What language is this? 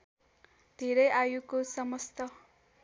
Nepali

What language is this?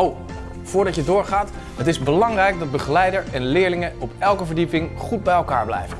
Dutch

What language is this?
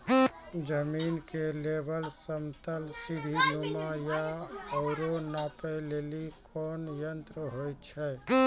Maithili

